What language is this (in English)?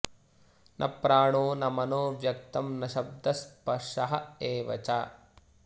Sanskrit